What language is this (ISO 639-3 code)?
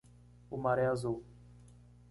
por